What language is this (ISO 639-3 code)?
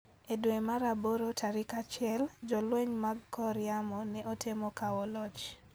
luo